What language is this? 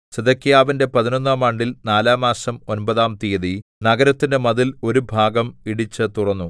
Malayalam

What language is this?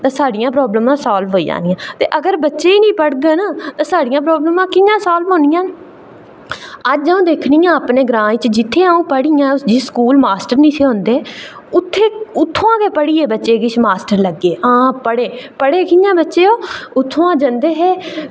Dogri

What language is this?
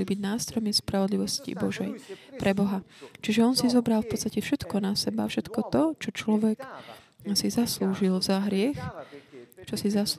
Slovak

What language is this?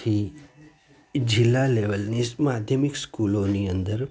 Gujarati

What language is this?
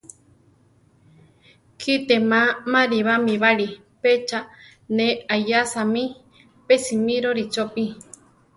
Central Tarahumara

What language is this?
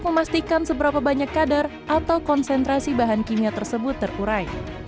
Indonesian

